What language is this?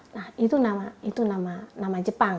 Indonesian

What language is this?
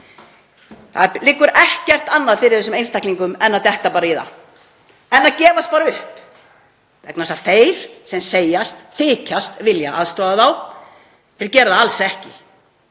Icelandic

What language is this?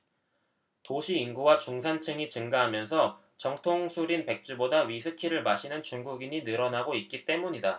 Korean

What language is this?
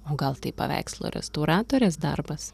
Lithuanian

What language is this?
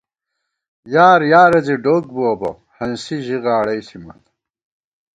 Gawar-Bati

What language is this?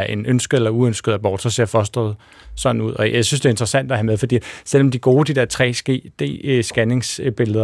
Danish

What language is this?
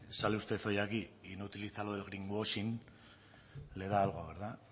Spanish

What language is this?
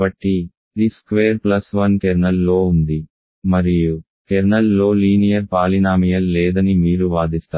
Telugu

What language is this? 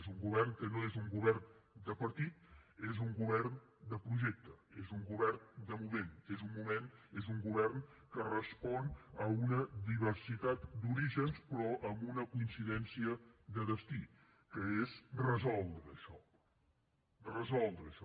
Catalan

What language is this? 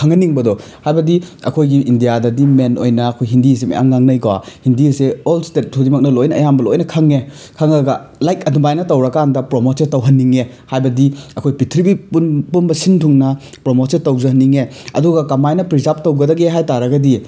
Manipuri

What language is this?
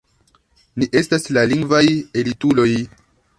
Esperanto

